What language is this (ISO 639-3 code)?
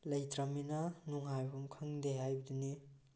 mni